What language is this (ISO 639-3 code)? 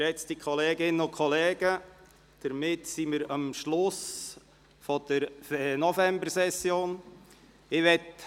gsw